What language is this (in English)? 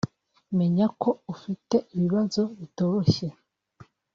Kinyarwanda